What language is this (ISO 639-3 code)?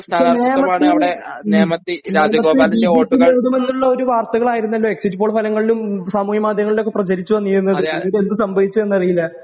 mal